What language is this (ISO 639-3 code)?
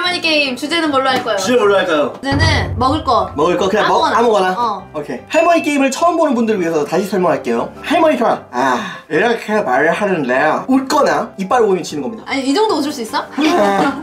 kor